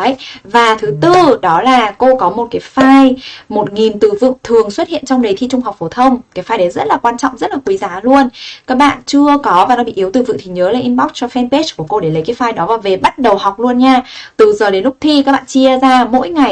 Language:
Vietnamese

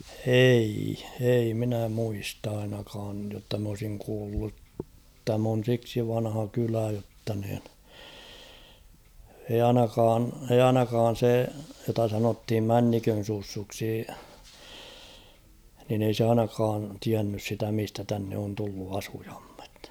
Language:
Finnish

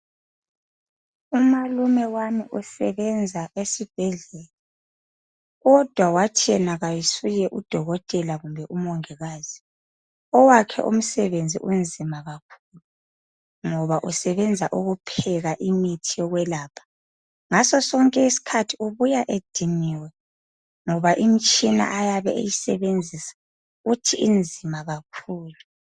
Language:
North Ndebele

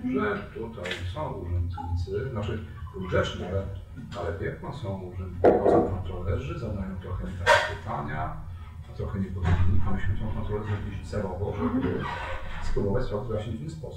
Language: Polish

